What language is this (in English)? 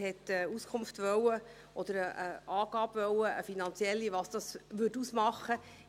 Swiss German